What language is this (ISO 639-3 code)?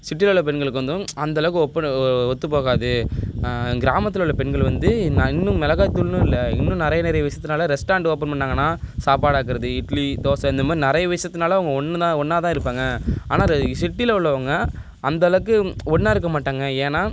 tam